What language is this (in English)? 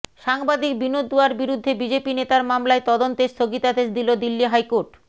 Bangla